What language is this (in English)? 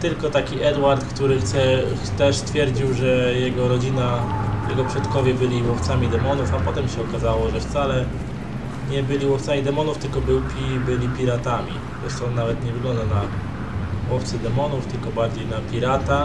Polish